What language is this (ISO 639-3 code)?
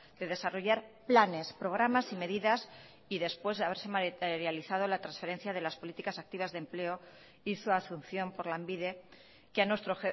spa